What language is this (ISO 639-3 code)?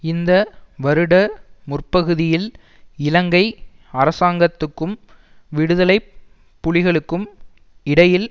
tam